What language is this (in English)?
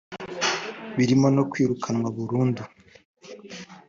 Kinyarwanda